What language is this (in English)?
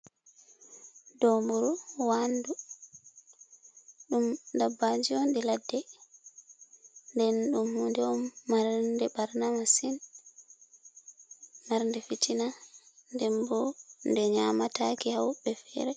Fula